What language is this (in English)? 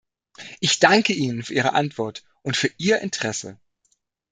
German